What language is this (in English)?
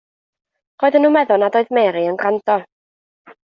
Welsh